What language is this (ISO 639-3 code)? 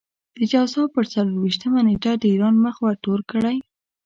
pus